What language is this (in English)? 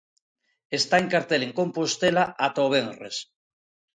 Galician